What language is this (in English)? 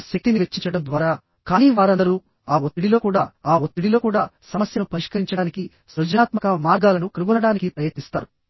Telugu